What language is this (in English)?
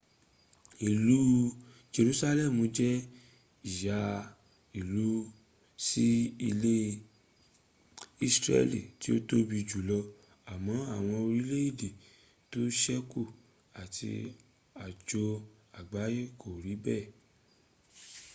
Yoruba